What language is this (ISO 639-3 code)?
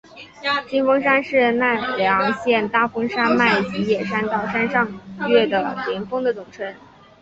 zho